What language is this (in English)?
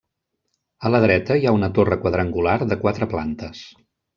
Catalan